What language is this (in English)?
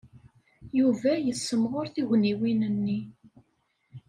Kabyle